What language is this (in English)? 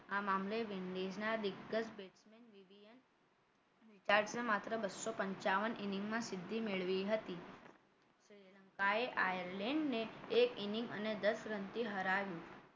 Gujarati